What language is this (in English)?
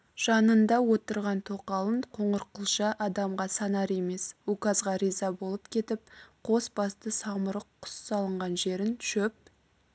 Kazakh